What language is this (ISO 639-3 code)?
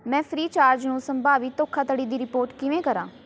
pan